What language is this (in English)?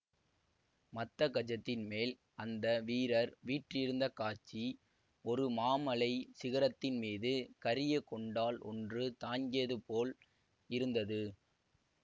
Tamil